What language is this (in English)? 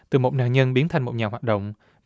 Vietnamese